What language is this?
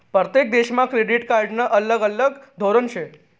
Marathi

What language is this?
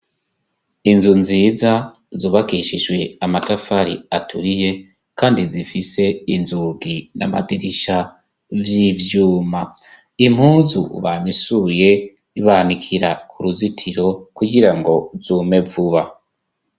Rundi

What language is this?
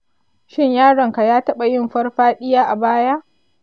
Hausa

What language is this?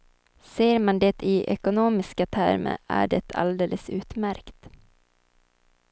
Swedish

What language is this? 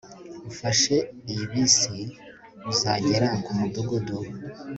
Kinyarwanda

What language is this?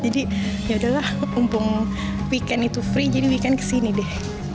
Indonesian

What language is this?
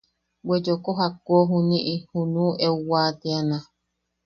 Yaqui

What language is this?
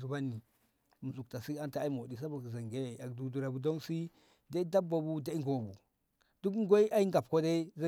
Ngamo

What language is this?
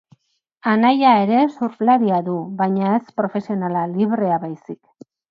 Basque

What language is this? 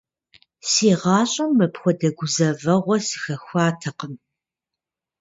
Kabardian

